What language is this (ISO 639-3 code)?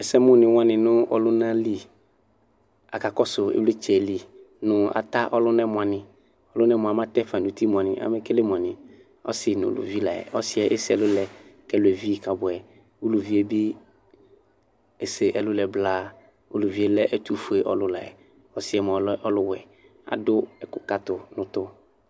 kpo